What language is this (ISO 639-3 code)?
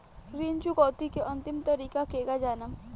bho